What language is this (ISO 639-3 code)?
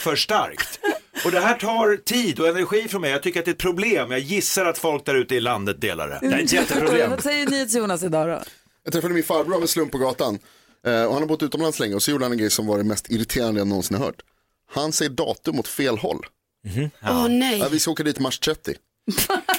swe